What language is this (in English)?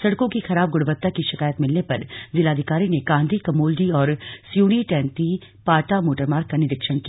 Hindi